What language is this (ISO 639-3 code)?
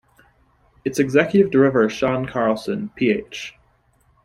eng